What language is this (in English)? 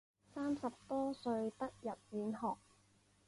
Chinese